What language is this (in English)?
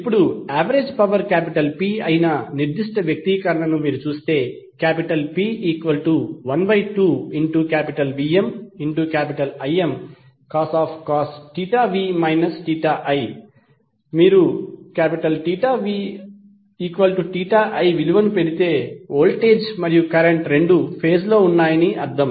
Telugu